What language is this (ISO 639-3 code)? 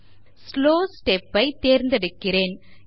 tam